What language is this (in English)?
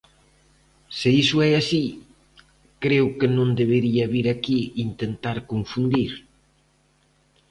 Galician